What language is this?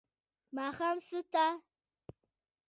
Pashto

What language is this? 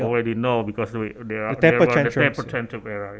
Indonesian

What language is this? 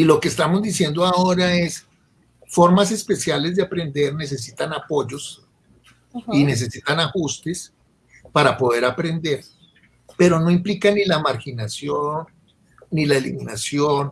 Spanish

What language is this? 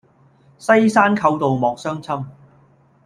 Cantonese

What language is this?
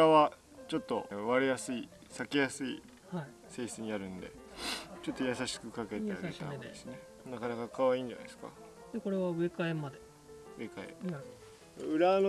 Japanese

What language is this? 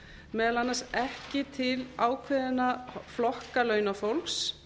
Icelandic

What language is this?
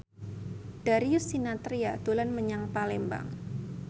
Javanese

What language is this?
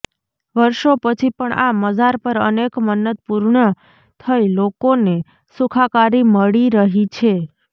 Gujarati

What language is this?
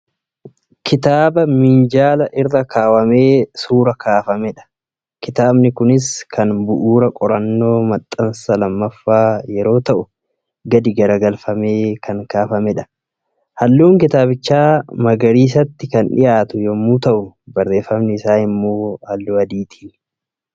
Oromo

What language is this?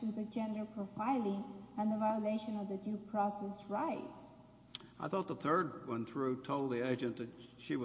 English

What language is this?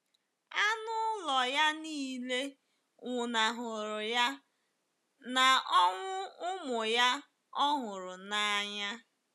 Igbo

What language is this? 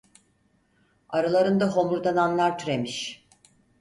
Turkish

